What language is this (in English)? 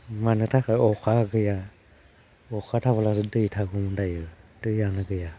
Bodo